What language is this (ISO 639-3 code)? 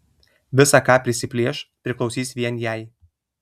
lit